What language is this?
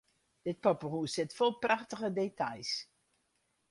Western Frisian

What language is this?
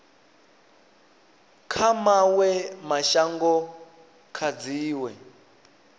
Venda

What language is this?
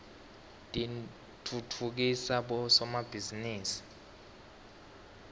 Swati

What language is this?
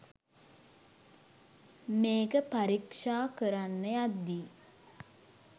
Sinhala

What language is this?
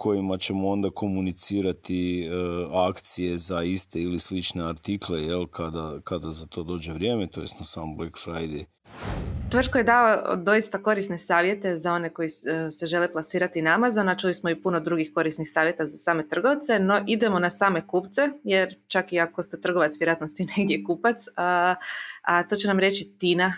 Croatian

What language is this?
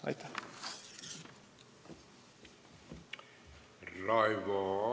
Estonian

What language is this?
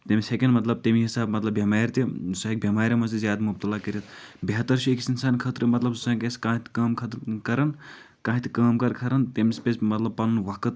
Kashmiri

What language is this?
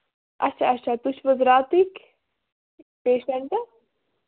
Kashmiri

